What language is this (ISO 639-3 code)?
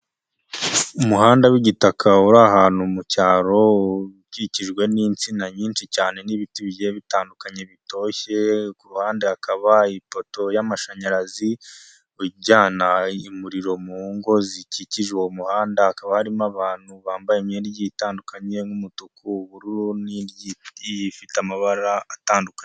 kin